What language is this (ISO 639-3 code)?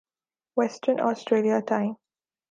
urd